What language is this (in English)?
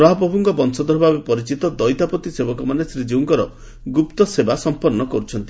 Odia